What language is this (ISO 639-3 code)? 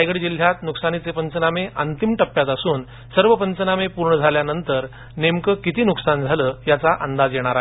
mar